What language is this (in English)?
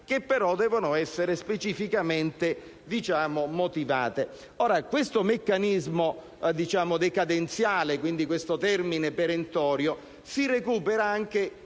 Italian